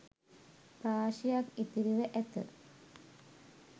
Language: Sinhala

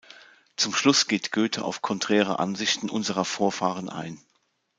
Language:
German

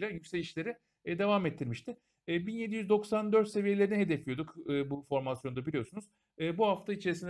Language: Turkish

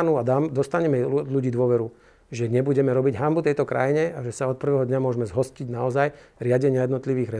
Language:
Slovak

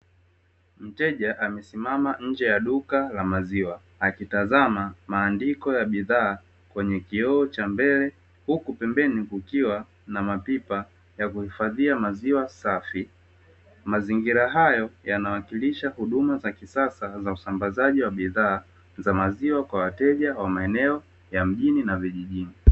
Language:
Swahili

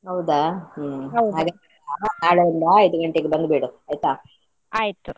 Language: Kannada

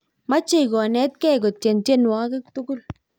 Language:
Kalenjin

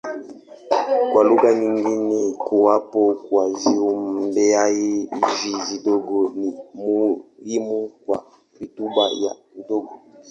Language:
Swahili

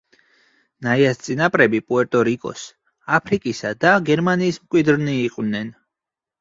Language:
Georgian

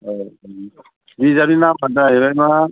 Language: Bodo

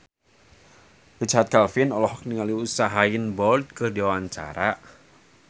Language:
Sundanese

